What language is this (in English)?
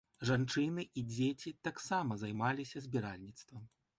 Belarusian